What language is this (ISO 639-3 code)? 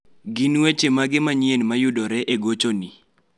luo